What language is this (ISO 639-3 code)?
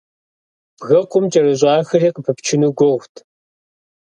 kbd